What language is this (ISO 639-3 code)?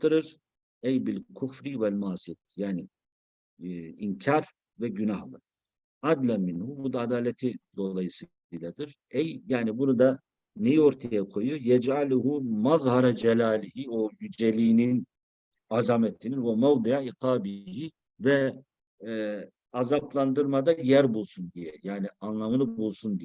tur